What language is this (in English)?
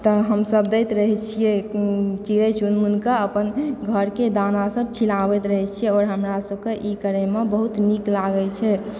Maithili